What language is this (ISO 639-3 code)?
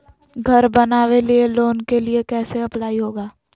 mag